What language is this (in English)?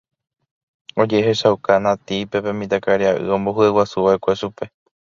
Guarani